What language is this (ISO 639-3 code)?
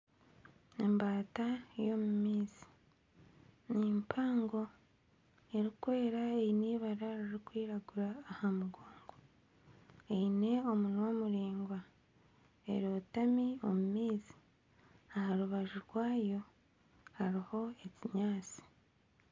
nyn